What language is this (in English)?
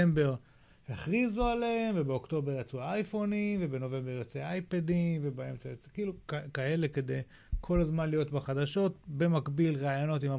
Hebrew